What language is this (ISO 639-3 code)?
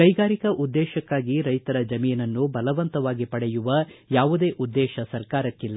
kan